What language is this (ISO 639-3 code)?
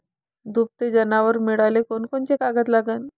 mar